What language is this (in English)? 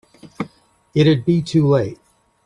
English